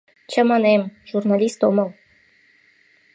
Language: Mari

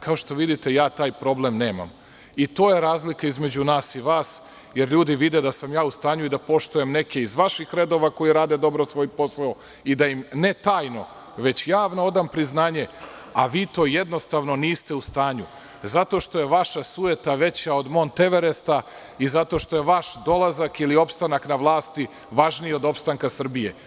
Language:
Serbian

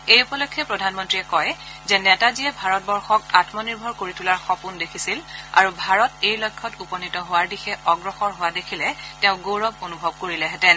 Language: Assamese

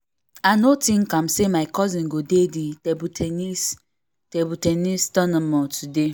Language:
Nigerian Pidgin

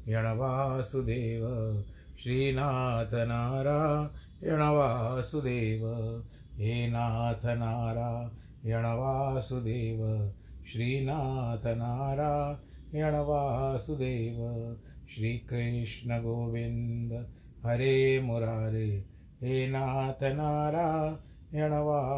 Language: Hindi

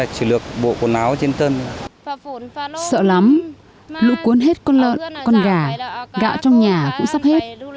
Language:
Vietnamese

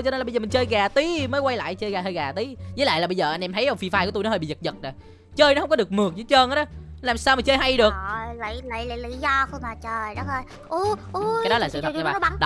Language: Vietnamese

